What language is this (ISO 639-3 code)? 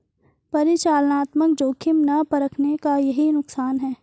hin